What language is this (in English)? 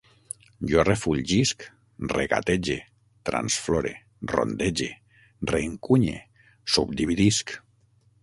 Catalan